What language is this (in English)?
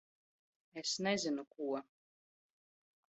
Latvian